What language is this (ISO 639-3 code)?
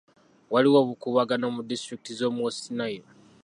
lug